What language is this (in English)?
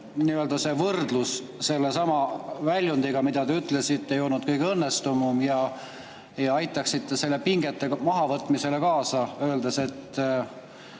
Estonian